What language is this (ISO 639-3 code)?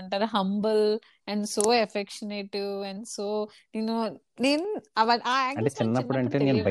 tel